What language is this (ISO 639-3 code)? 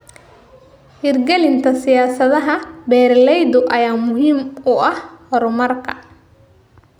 som